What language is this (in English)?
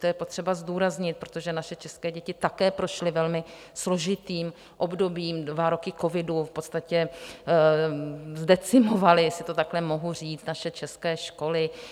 Czech